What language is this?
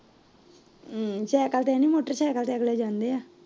Punjabi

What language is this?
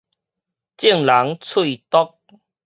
Min Nan Chinese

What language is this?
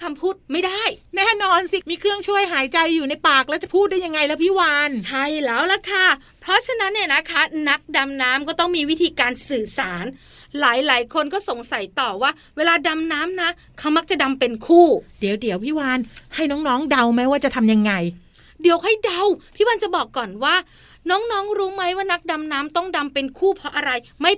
Thai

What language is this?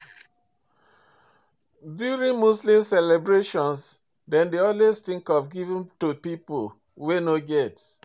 Nigerian Pidgin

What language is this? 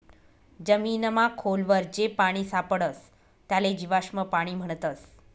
Marathi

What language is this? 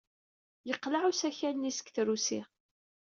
Kabyle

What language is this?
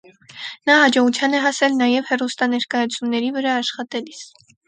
Armenian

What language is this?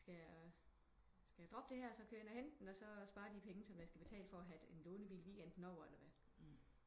Danish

